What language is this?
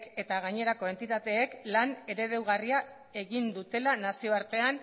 Basque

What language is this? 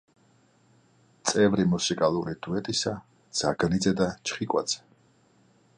Georgian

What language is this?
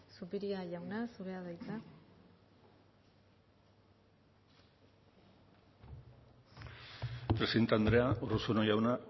Basque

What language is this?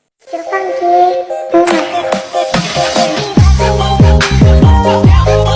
Indonesian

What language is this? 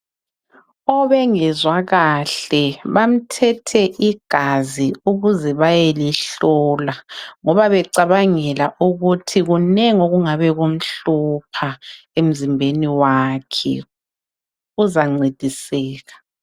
North Ndebele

